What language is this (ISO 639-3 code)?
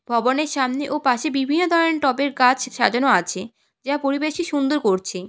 ben